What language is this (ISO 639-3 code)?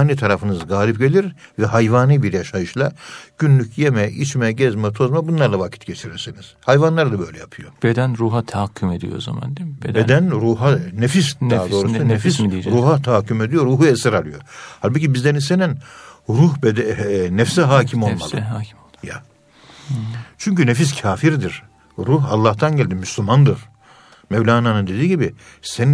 tur